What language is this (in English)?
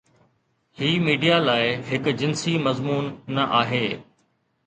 Sindhi